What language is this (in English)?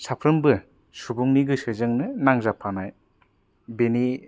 Bodo